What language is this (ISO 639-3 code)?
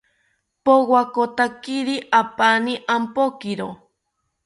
cpy